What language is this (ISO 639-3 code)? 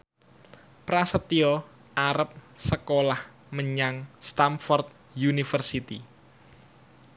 jav